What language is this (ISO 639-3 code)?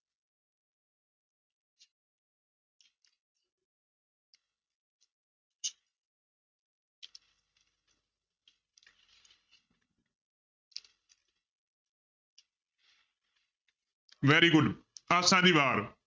pan